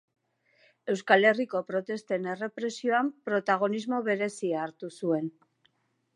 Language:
Basque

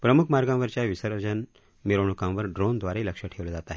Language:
Marathi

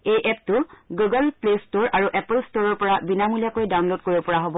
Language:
Assamese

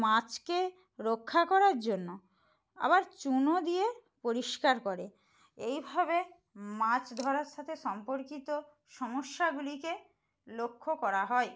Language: Bangla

